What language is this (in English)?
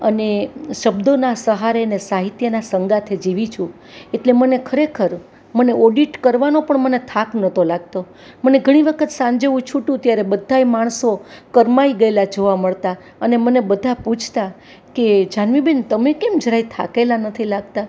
Gujarati